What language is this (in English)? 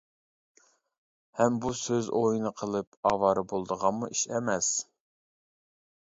Uyghur